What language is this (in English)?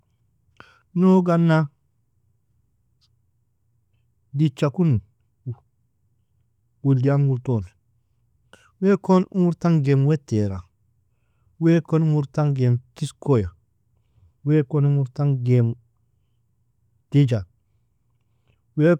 Nobiin